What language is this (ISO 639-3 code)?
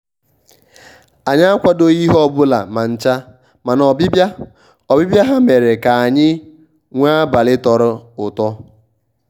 ibo